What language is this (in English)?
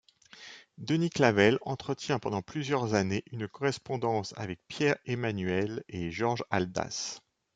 French